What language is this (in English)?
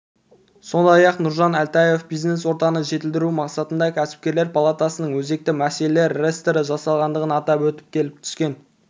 Kazakh